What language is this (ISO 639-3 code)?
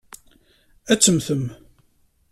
kab